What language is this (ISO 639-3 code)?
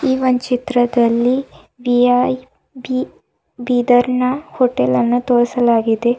kan